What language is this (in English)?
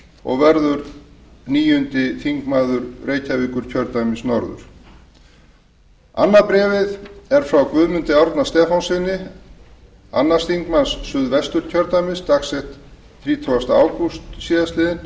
Icelandic